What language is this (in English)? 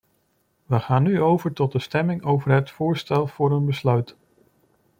Dutch